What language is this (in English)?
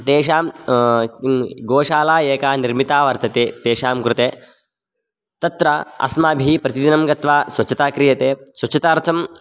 Sanskrit